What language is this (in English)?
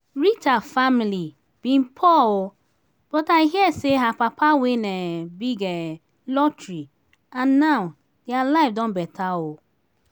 Nigerian Pidgin